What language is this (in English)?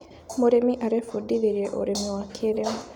Kikuyu